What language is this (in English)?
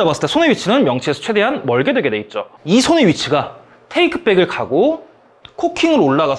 Korean